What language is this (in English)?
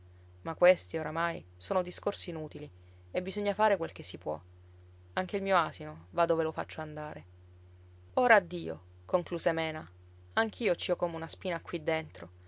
Italian